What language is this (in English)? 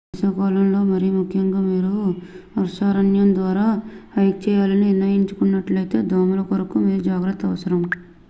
Telugu